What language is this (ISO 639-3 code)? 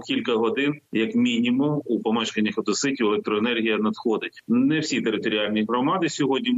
ukr